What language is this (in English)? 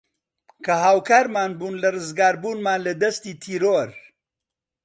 Central Kurdish